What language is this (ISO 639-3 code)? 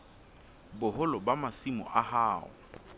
sot